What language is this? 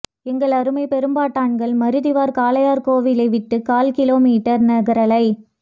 Tamil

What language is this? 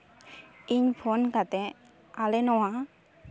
Santali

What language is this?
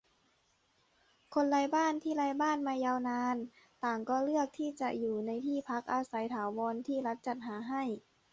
Thai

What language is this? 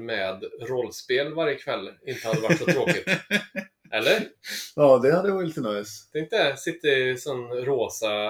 Swedish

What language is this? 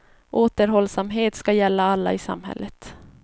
Swedish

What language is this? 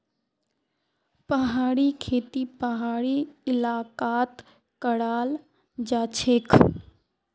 Magahi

